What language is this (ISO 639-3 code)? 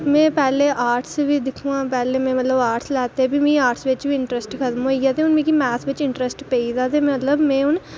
doi